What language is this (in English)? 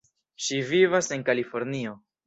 Esperanto